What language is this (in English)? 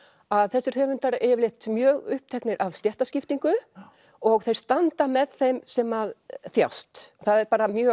Icelandic